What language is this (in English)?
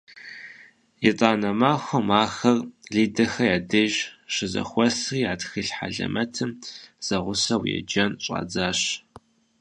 Kabardian